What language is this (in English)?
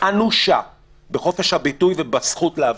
Hebrew